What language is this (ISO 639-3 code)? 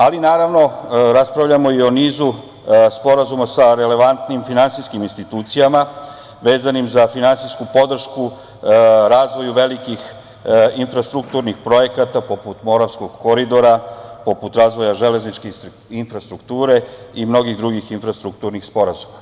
srp